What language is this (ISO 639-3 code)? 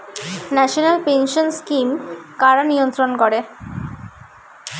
ben